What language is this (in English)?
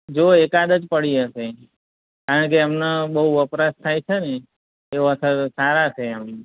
Gujarati